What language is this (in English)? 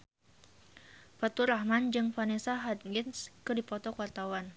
Sundanese